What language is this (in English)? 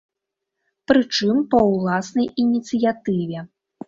Belarusian